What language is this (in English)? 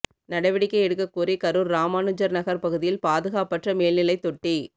Tamil